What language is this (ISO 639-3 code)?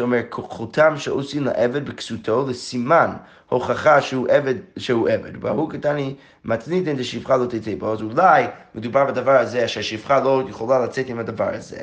heb